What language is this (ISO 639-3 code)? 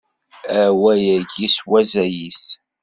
kab